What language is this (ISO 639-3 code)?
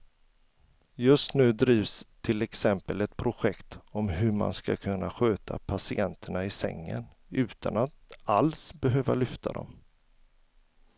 swe